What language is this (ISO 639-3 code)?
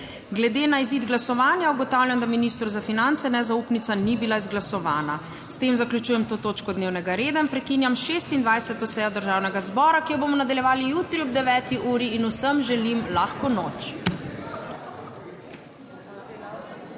slv